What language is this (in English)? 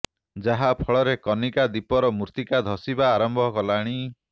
Odia